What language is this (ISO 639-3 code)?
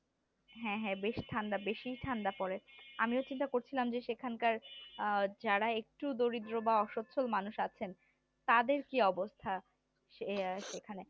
ben